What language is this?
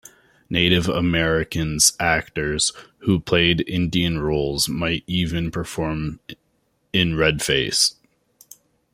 English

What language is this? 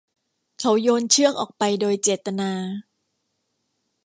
Thai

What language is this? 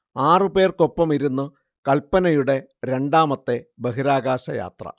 Malayalam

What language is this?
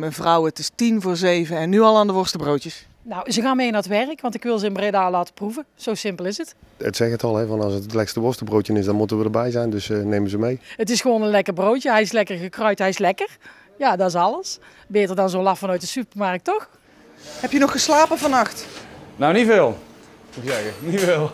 Dutch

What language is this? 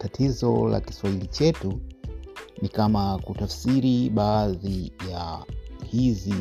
Swahili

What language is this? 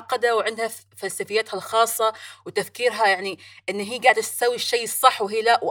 Arabic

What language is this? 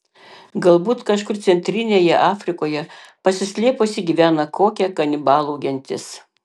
Lithuanian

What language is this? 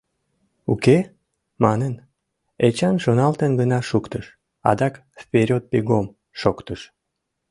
Mari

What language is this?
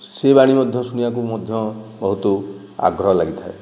Odia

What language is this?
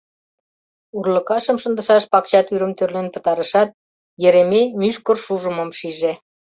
Mari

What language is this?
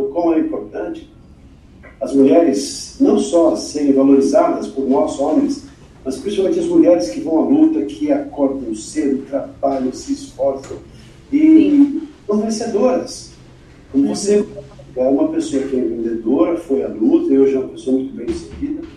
Portuguese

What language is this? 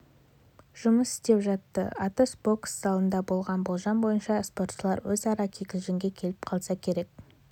Kazakh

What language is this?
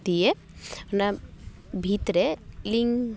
Santali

